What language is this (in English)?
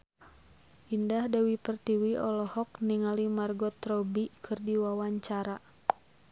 Sundanese